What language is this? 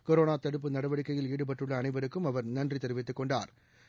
Tamil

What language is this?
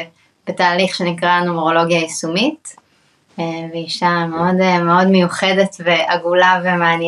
Hebrew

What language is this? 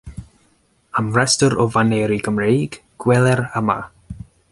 Welsh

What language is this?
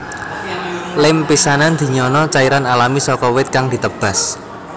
Javanese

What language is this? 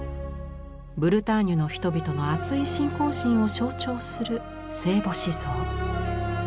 Japanese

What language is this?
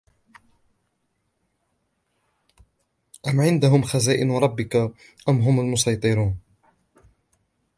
Arabic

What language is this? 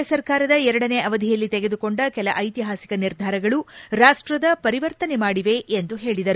Kannada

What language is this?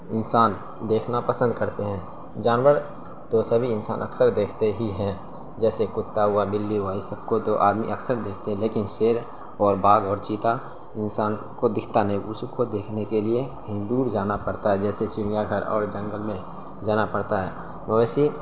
Urdu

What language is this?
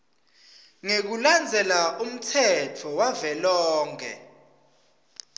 Swati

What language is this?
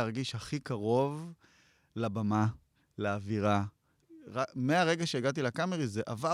Hebrew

